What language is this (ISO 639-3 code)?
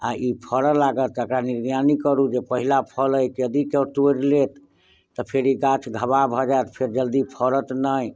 mai